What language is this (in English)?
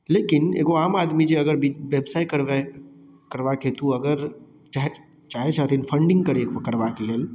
Maithili